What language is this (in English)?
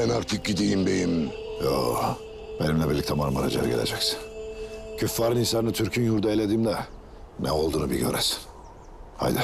Turkish